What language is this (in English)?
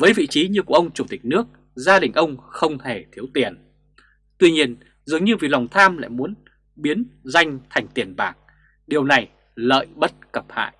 Vietnamese